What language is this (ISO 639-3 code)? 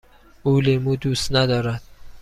fas